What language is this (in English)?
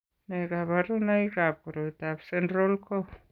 Kalenjin